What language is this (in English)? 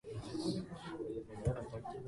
Japanese